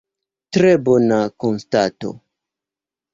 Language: Esperanto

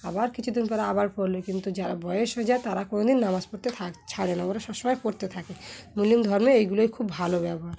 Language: Bangla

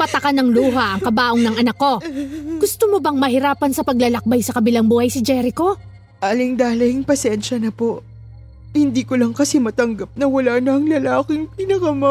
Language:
Filipino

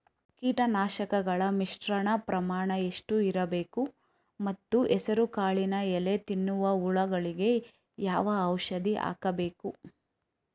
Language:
Kannada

